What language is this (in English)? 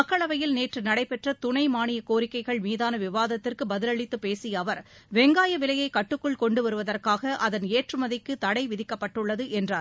Tamil